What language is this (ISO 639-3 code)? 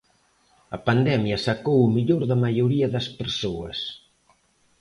glg